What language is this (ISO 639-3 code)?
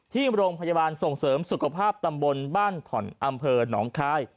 tha